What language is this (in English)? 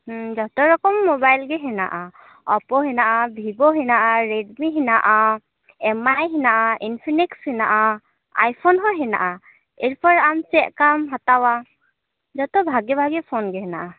Santali